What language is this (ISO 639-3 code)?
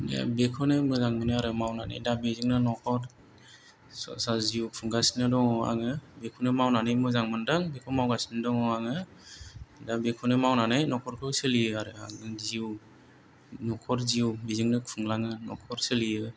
brx